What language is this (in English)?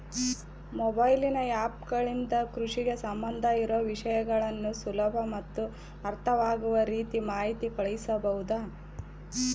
Kannada